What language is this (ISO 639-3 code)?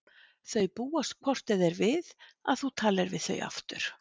isl